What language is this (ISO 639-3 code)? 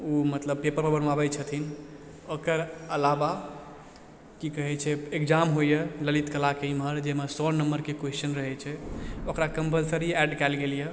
mai